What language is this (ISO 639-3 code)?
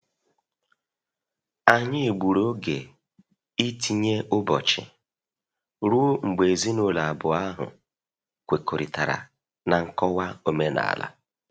ibo